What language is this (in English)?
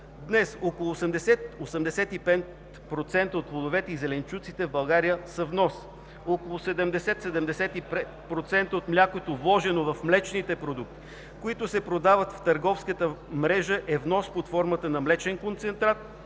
Bulgarian